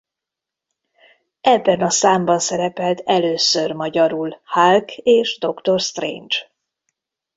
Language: Hungarian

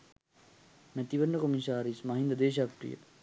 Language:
Sinhala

